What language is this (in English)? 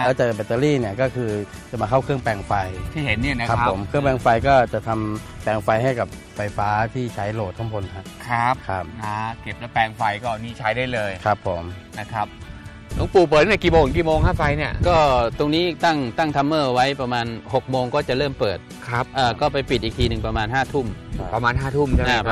Thai